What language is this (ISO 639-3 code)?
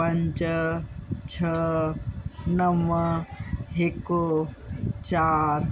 snd